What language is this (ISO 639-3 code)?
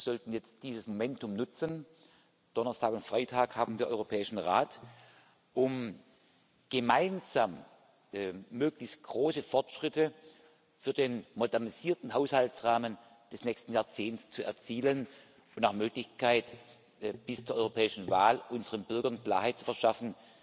deu